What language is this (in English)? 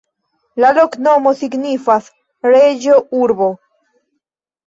Esperanto